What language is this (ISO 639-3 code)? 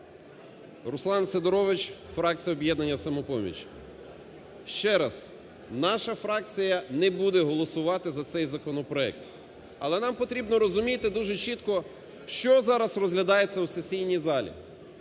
ukr